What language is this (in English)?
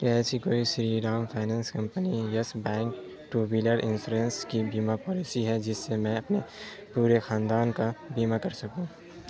Urdu